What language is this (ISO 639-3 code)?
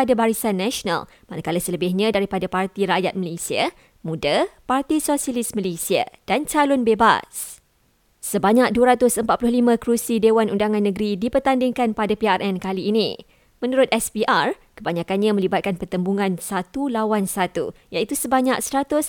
msa